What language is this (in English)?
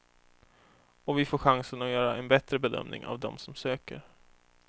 Swedish